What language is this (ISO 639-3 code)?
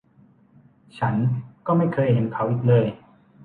tha